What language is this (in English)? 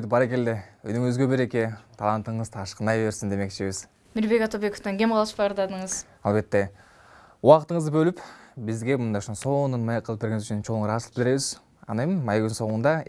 Turkish